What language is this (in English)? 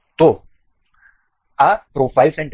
Gujarati